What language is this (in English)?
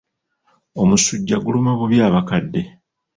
Ganda